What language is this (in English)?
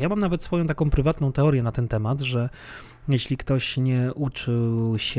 Polish